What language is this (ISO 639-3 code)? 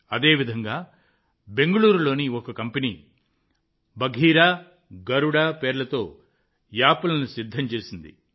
tel